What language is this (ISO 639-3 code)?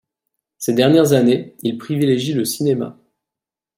fra